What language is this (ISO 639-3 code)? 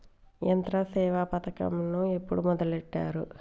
tel